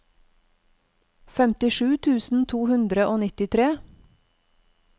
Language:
Norwegian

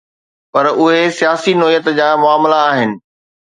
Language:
Sindhi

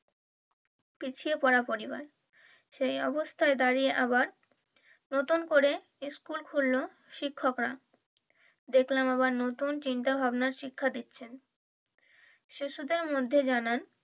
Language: Bangla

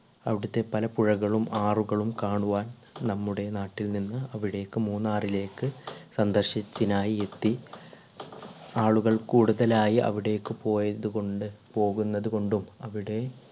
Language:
Malayalam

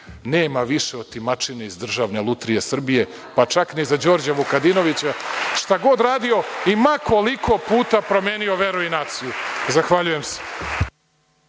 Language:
Serbian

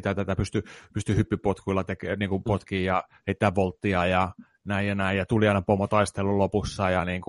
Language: Finnish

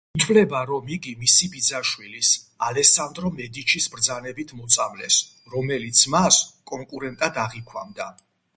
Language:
Georgian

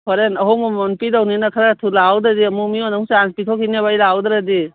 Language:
Manipuri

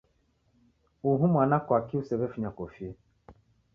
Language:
Taita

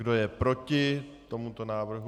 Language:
Czech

